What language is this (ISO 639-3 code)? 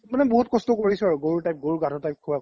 asm